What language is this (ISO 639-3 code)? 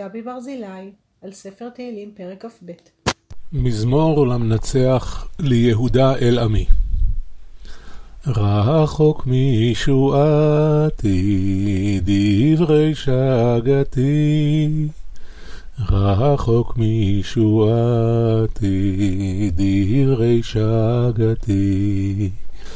heb